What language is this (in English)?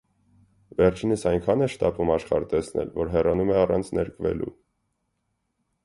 Armenian